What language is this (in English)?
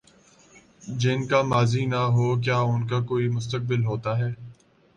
Urdu